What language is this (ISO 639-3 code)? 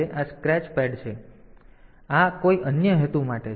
guj